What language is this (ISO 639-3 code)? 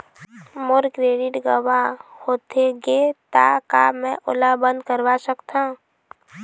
hne